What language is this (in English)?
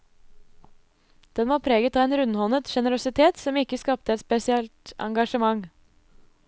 Norwegian